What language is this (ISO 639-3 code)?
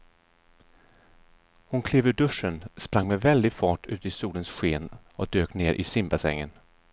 swe